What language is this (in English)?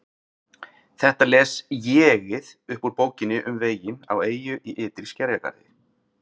Icelandic